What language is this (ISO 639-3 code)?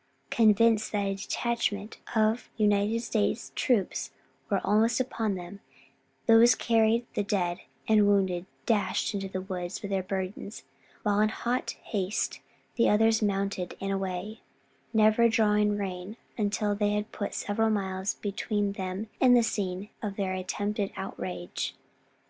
eng